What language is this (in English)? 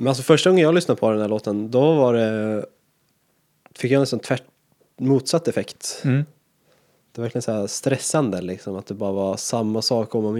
Swedish